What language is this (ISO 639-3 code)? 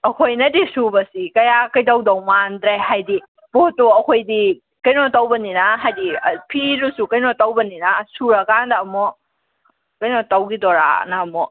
mni